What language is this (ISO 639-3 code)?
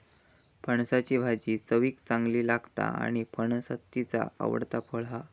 mar